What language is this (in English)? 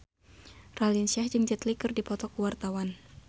Sundanese